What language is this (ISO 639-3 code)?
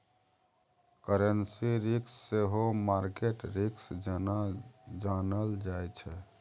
mai